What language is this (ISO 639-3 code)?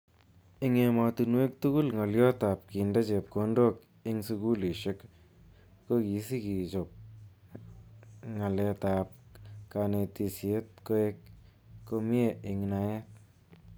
kln